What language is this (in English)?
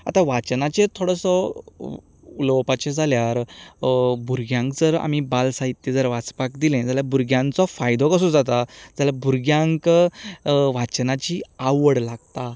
Konkani